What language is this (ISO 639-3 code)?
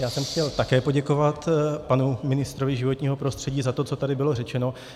ces